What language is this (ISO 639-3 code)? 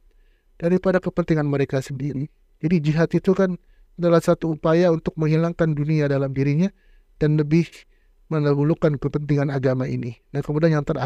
ind